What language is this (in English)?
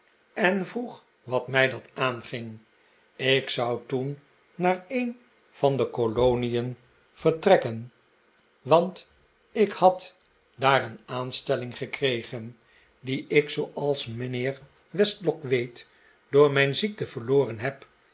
Dutch